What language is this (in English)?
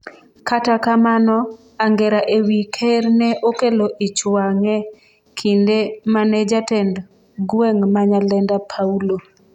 Luo (Kenya and Tanzania)